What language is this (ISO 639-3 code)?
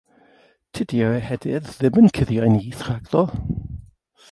cym